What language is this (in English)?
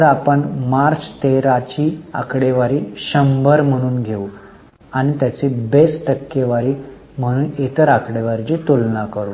Marathi